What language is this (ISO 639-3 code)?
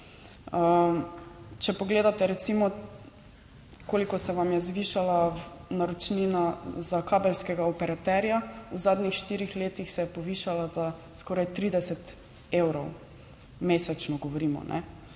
slv